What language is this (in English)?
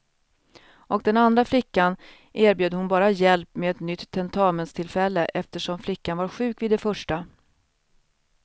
Swedish